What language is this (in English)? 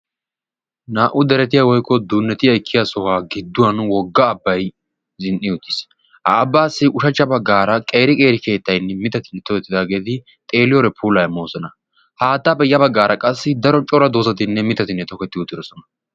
Wolaytta